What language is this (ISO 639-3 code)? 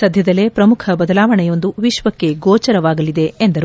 kan